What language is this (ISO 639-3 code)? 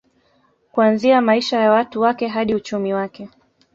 swa